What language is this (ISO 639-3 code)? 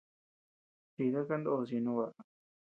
cux